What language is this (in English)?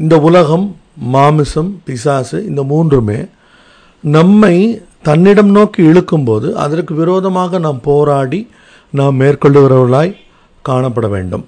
Tamil